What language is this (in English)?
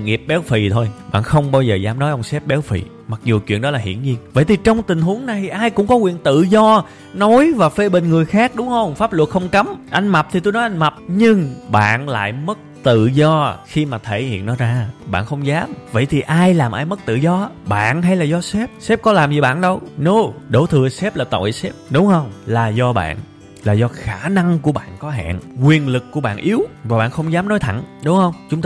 Vietnamese